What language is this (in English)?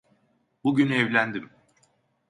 Turkish